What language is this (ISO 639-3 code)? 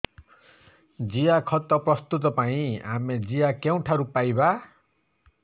ori